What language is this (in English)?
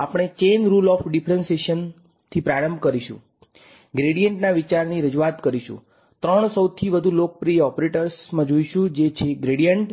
Gujarati